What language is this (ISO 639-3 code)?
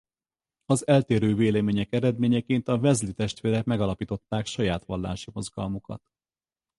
hun